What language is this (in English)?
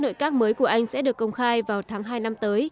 Vietnamese